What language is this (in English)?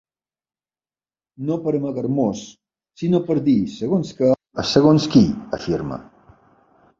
Catalan